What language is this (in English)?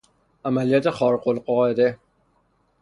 Persian